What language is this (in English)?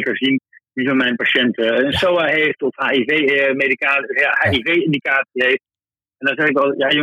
Dutch